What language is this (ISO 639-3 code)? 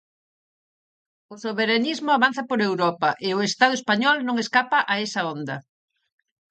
glg